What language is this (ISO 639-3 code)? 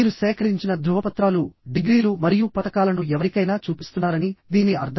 tel